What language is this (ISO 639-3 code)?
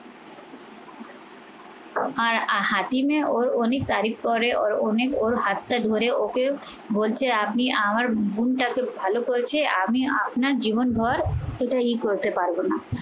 ben